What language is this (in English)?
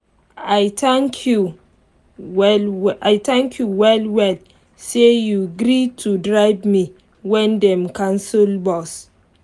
Nigerian Pidgin